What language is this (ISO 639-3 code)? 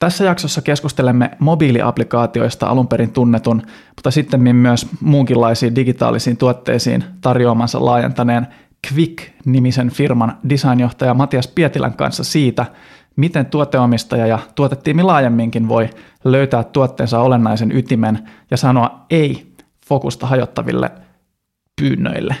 fin